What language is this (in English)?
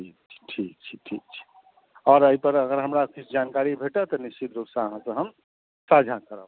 Maithili